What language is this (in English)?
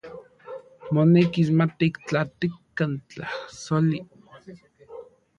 Central Puebla Nahuatl